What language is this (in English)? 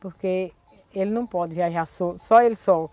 Portuguese